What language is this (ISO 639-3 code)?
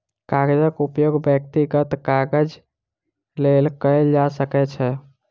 mai